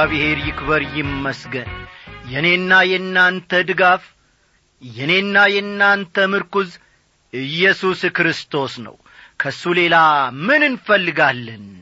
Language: Amharic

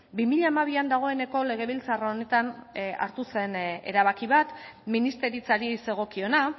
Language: Basque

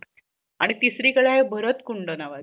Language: Marathi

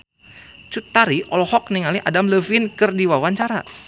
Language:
Sundanese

